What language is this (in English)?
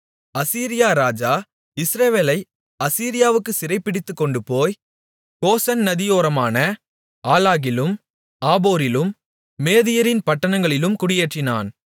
Tamil